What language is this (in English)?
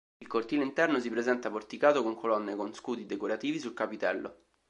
Italian